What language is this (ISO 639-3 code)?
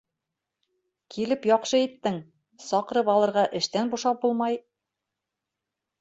bak